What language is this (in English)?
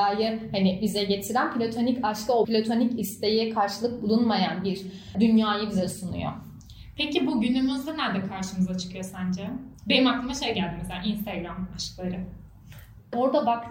Turkish